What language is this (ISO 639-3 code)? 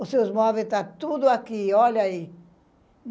por